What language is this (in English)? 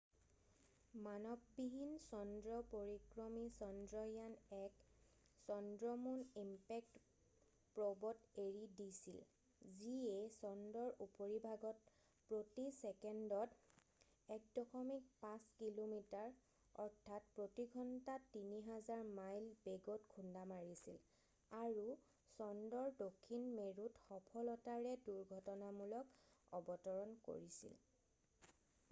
Assamese